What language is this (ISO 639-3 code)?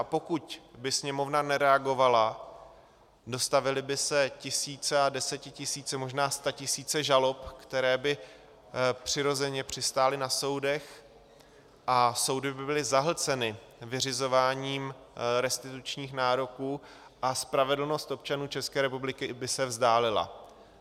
ces